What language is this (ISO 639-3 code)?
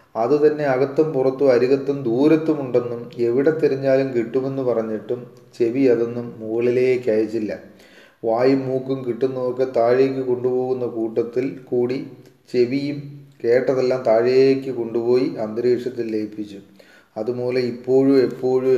mal